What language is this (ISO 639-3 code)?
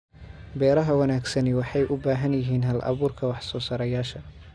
som